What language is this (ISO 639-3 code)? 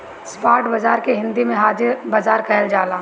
bho